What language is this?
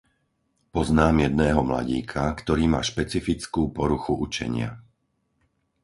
Slovak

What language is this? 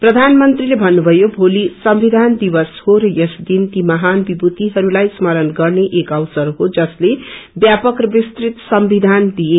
Nepali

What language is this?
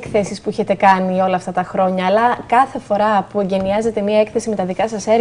Greek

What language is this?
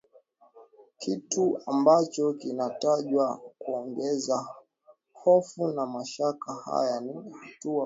Swahili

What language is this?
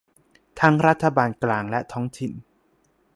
Thai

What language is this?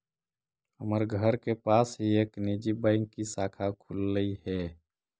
Magahi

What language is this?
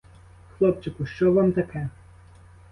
Ukrainian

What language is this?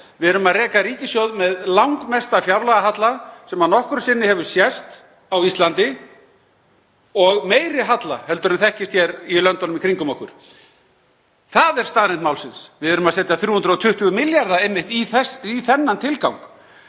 Icelandic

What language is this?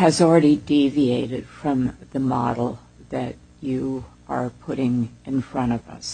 English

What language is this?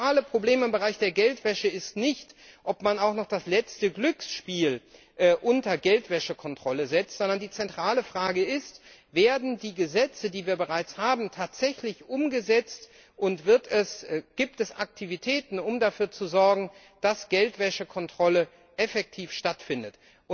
German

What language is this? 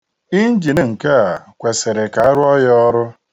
Igbo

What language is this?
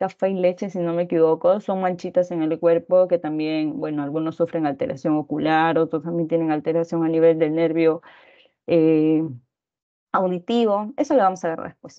Spanish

